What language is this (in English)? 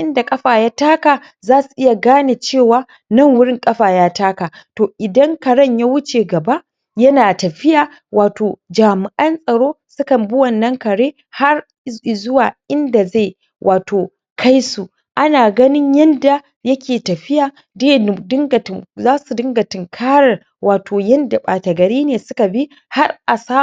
Hausa